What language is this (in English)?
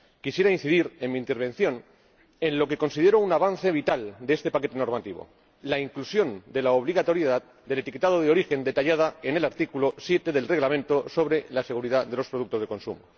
Spanish